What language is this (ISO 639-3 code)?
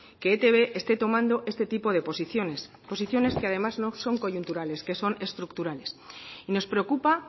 spa